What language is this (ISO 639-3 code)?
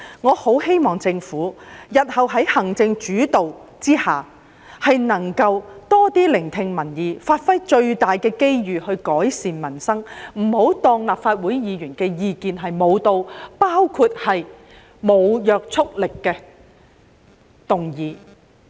yue